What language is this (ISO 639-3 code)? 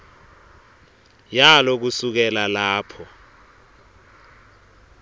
ssw